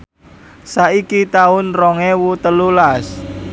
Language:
Javanese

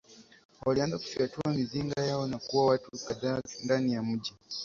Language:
Swahili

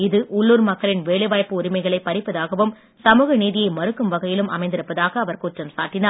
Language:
Tamil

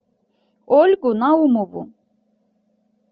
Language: Russian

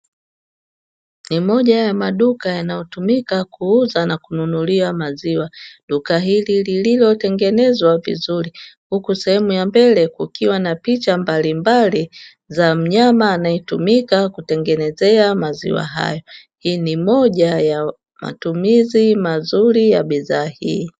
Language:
Swahili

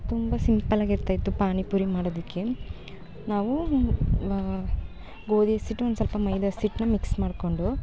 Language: Kannada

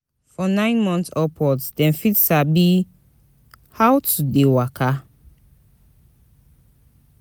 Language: Nigerian Pidgin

